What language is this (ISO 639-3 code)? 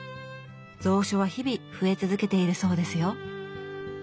jpn